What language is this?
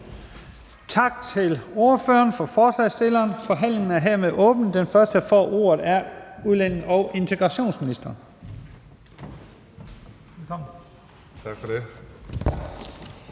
Danish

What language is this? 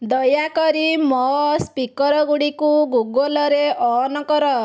Odia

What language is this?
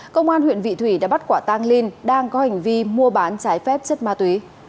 Vietnamese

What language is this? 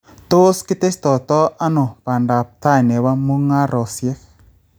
Kalenjin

